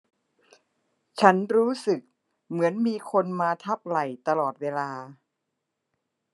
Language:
Thai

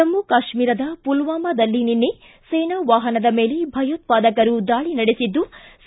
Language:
Kannada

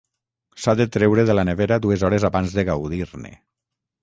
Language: Catalan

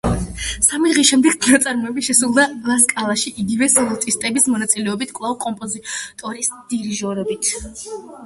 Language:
Georgian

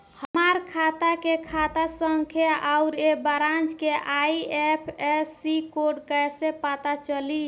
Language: Bhojpuri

